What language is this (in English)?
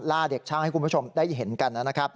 Thai